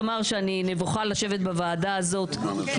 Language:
Hebrew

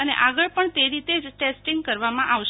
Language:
Gujarati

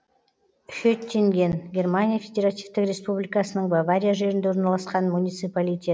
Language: Kazakh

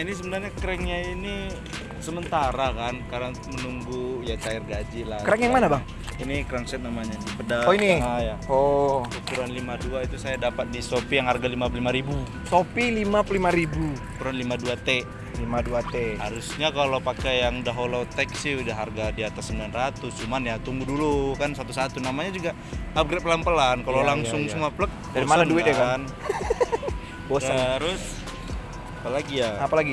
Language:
Indonesian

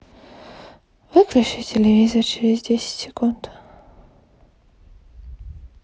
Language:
Russian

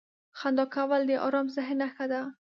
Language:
Pashto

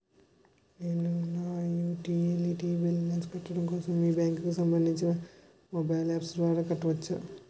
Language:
Telugu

